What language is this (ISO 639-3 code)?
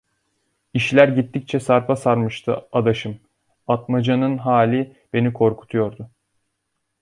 tur